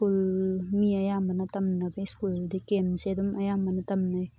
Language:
Manipuri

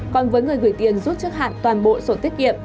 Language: Vietnamese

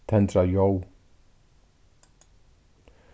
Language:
Faroese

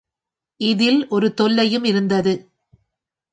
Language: Tamil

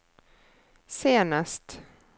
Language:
Norwegian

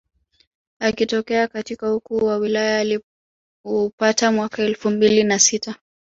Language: Swahili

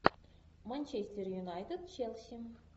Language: Russian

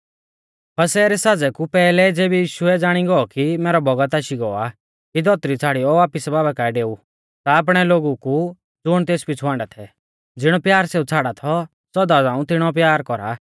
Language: Mahasu Pahari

